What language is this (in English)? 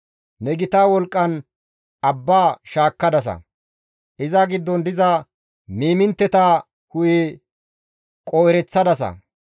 Gamo